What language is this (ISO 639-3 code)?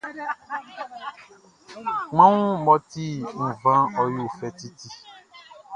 bci